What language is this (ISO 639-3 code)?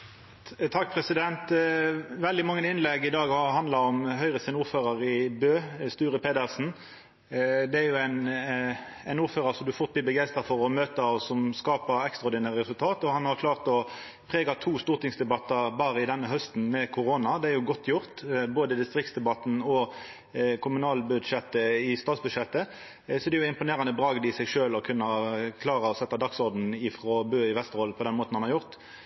nno